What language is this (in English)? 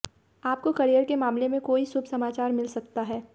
Hindi